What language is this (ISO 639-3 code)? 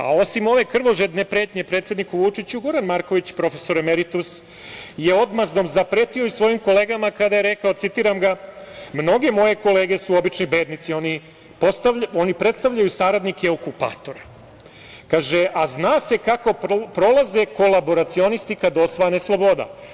srp